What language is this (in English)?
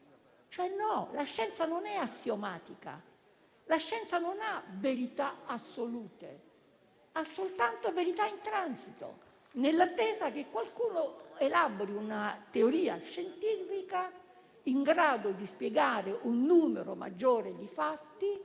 Italian